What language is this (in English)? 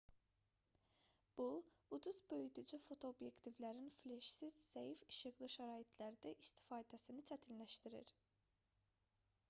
Azerbaijani